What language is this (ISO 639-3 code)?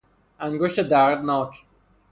fas